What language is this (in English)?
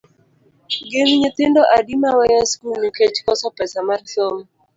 Luo (Kenya and Tanzania)